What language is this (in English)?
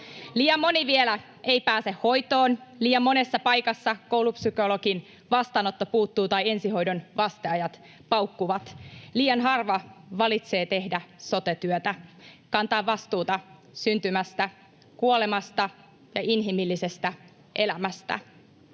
Finnish